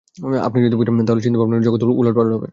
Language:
Bangla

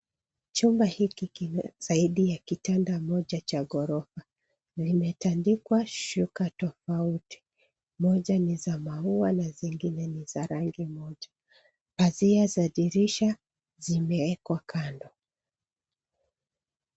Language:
Swahili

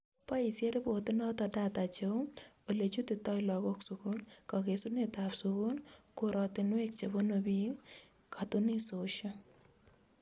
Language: Kalenjin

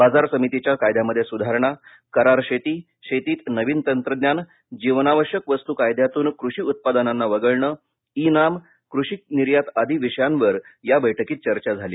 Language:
Marathi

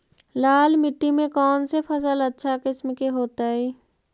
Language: Magahi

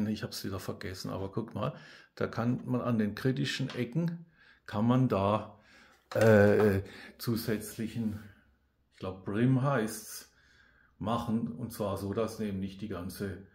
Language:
German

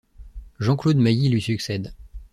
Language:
French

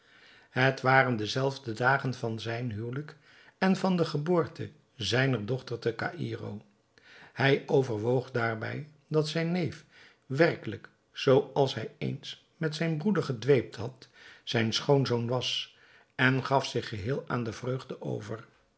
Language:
Dutch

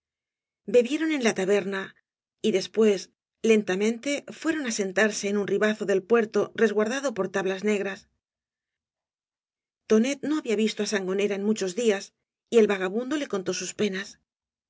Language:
Spanish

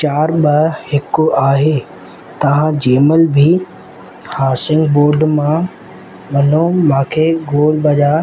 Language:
Sindhi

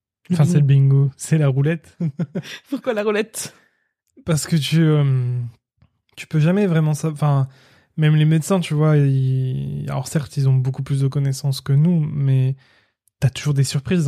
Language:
French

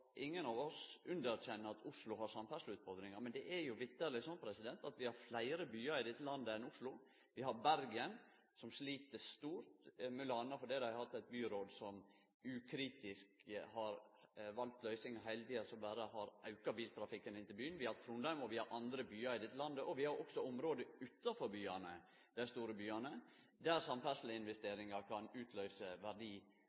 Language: Norwegian Nynorsk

